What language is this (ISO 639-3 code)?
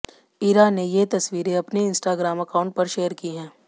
hin